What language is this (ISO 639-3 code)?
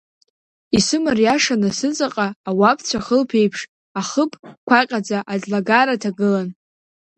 abk